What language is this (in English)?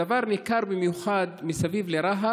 Hebrew